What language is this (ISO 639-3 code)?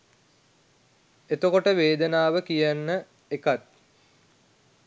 sin